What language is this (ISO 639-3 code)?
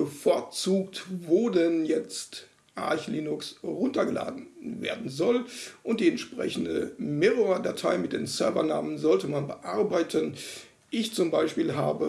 deu